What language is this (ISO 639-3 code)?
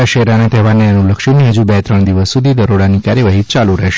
guj